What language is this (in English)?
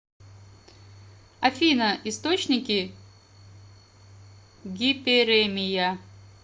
Russian